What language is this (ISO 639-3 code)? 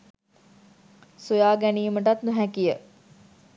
sin